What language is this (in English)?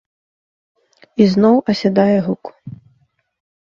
Belarusian